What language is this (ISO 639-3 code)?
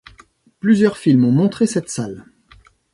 fra